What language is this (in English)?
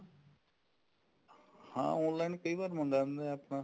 Punjabi